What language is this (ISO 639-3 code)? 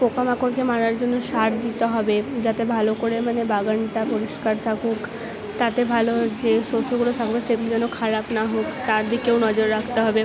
ben